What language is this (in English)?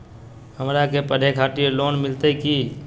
Magahi